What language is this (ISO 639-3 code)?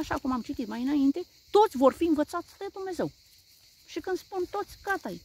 ron